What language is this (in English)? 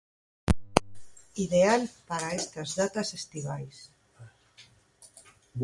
Galician